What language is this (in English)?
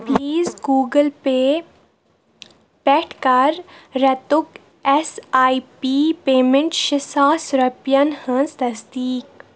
Kashmiri